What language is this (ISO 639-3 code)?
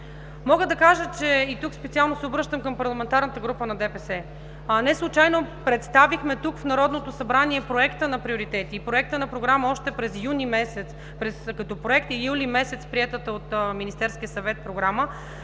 bul